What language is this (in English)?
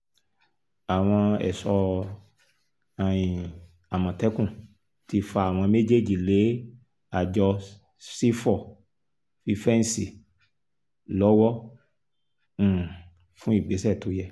Yoruba